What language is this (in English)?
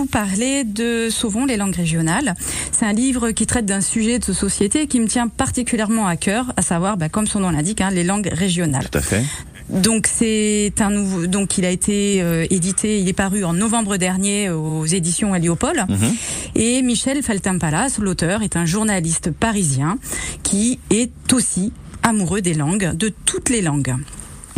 French